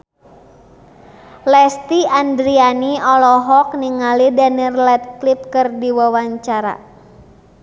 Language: Sundanese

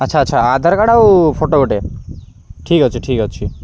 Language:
Odia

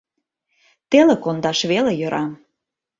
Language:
Mari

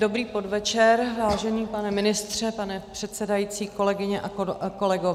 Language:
Czech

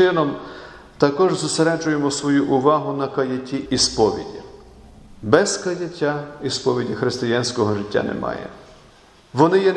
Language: Ukrainian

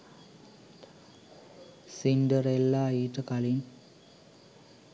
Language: Sinhala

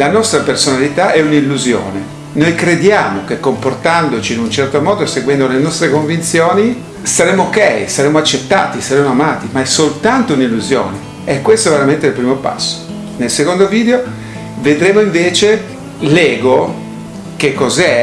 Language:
Italian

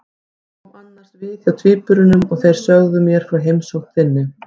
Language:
Icelandic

